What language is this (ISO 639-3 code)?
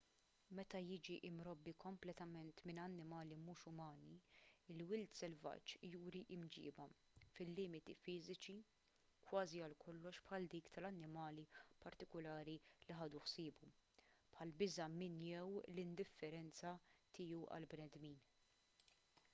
mlt